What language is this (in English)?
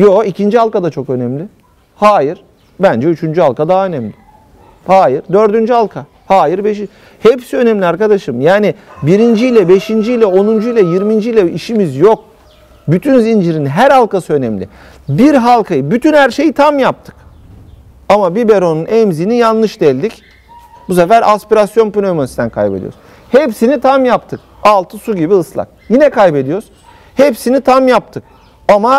Turkish